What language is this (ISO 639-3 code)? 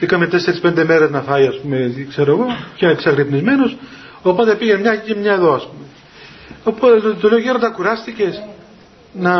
ell